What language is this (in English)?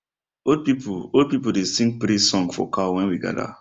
Nigerian Pidgin